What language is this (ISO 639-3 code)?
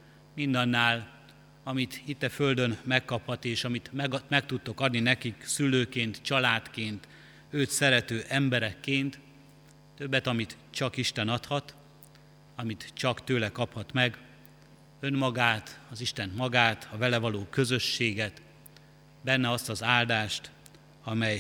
hun